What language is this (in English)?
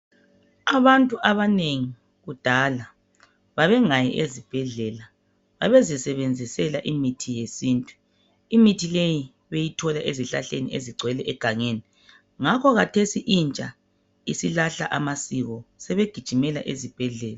North Ndebele